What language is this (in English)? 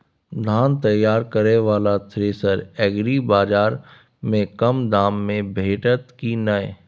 Maithili